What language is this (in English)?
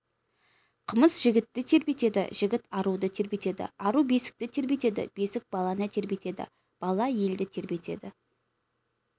Kazakh